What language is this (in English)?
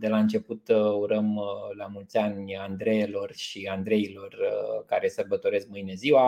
Romanian